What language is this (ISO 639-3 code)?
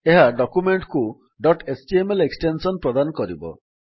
ori